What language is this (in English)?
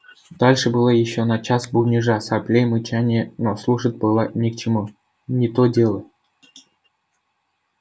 Russian